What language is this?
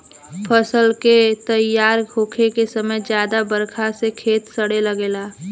Bhojpuri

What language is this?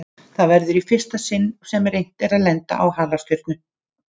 Icelandic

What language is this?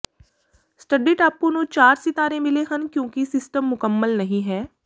Punjabi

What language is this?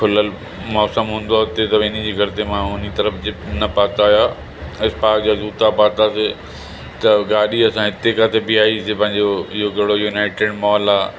Sindhi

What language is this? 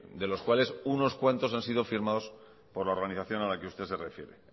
Spanish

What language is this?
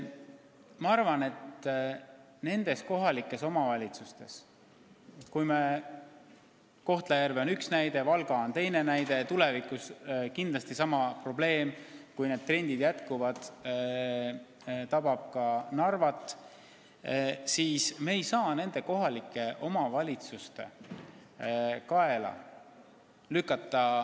Estonian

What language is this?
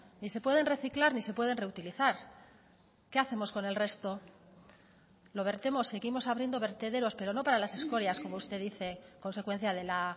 Spanish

